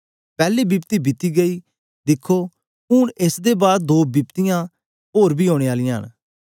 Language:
Dogri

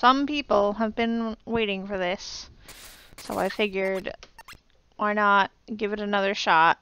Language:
English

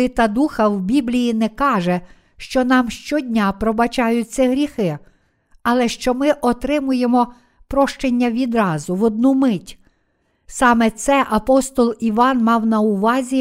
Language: Ukrainian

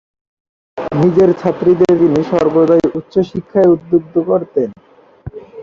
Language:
Bangla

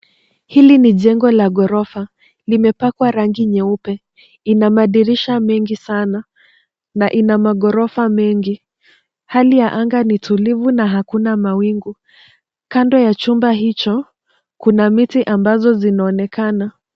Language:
Swahili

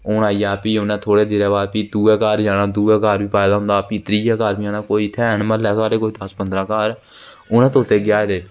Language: Dogri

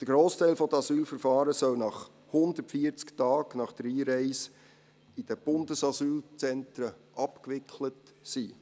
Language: Swiss German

